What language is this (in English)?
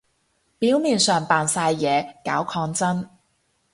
Cantonese